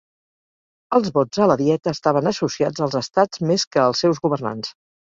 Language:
Catalan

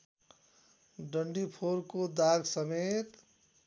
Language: Nepali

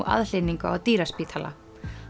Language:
Icelandic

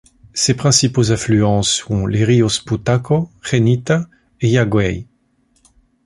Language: French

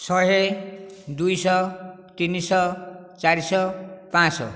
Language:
Odia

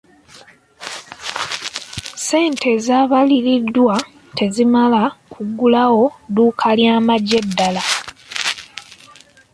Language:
Ganda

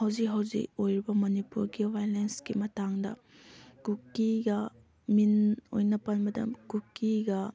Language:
Manipuri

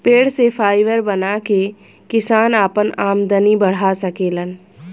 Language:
Bhojpuri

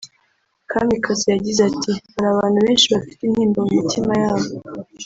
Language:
Kinyarwanda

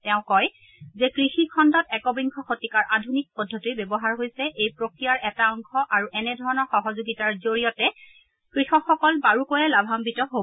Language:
Assamese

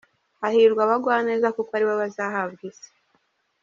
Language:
Kinyarwanda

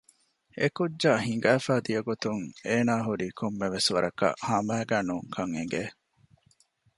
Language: Divehi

